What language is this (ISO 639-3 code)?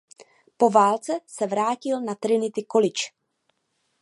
ces